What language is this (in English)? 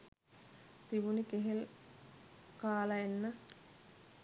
Sinhala